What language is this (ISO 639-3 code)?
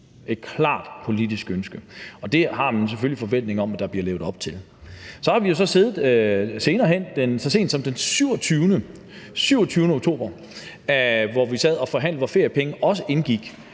dan